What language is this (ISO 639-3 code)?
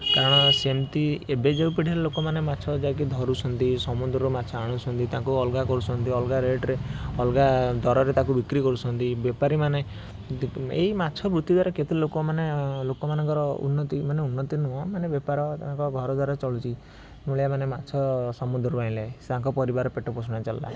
ori